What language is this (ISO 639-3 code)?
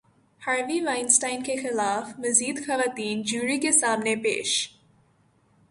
urd